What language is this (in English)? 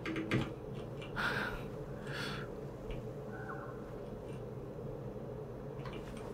Japanese